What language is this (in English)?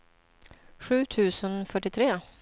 Swedish